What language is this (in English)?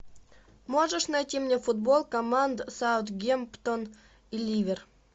Russian